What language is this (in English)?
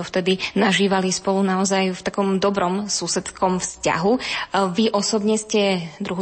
Slovak